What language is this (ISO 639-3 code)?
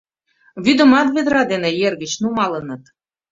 chm